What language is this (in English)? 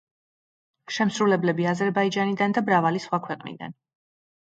Georgian